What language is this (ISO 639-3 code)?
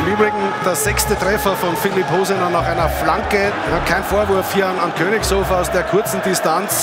deu